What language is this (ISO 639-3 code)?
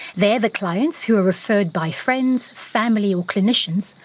eng